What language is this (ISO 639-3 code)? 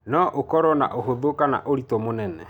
kik